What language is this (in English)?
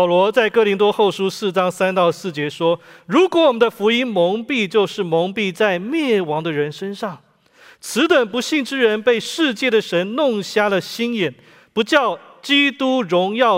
Chinese